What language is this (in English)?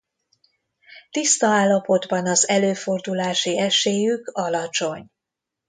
Hungarian